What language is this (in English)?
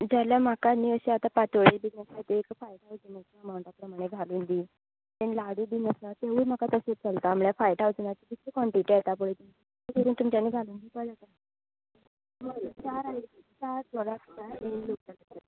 Konkani